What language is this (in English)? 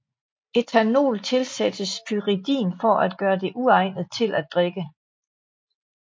Danish